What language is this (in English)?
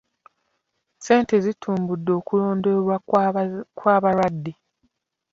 Ganda